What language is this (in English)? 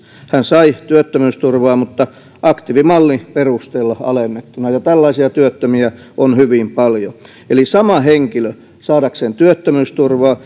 Finnish